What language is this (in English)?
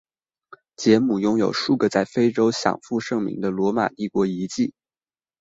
Chinese